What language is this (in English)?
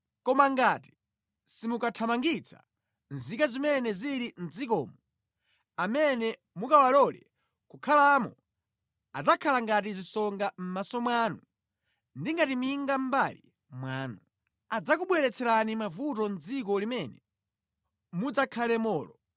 Nyanja